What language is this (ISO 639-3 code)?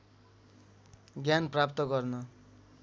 nep